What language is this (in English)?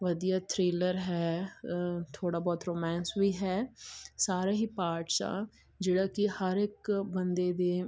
Punjabi